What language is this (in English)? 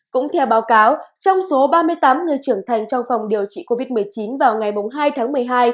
Vietnamese